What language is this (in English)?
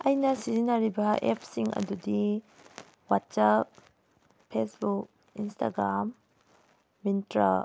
Manipuri